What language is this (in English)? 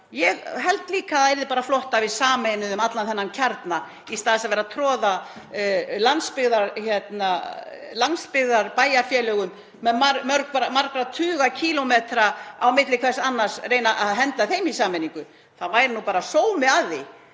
Icelandic